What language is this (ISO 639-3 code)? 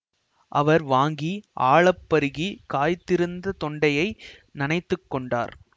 tam